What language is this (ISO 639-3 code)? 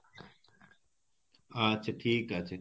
ben